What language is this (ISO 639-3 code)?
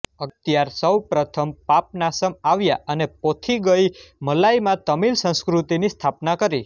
guj